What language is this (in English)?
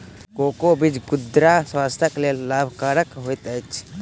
Maithili